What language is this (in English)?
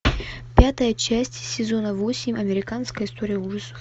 Russian